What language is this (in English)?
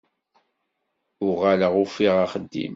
Kabyle